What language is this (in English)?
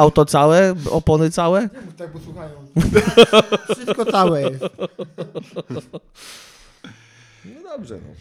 Polish